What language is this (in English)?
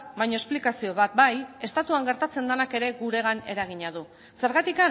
Basque